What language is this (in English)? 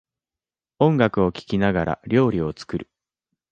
Japanese